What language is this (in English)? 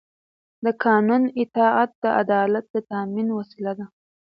Pashto